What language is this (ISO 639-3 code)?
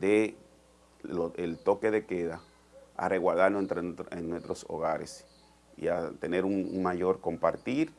spa